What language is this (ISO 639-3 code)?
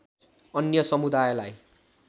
nep